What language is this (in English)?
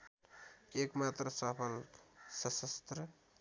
Nepali